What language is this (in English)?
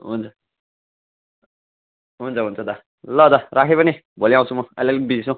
Nepali